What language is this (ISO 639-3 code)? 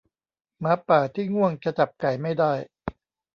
tha